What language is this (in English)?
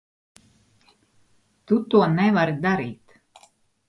Latvian